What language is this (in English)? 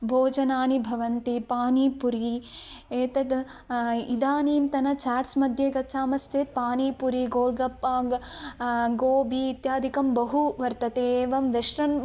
Sanskrit